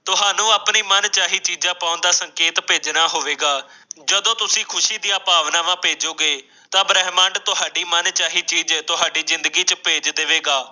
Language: Punjabi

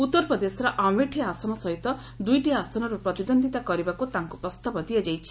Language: Odia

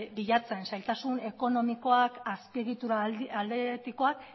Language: Basque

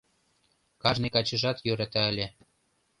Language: Mari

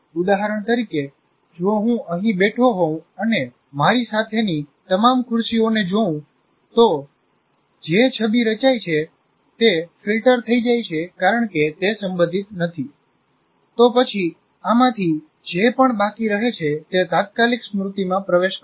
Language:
Gujarati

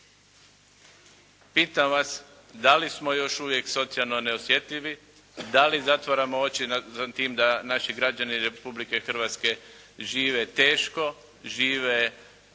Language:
Croatian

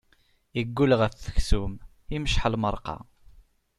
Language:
Kabyle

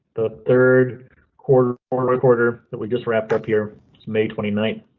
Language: English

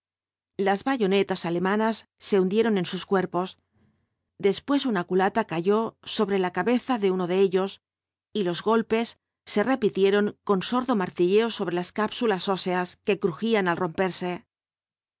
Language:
Spanish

